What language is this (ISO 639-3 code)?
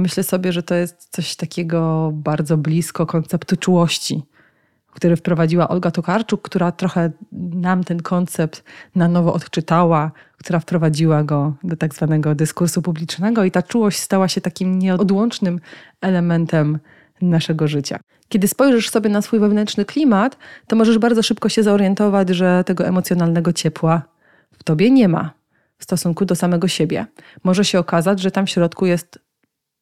pol